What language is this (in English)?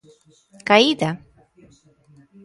Galician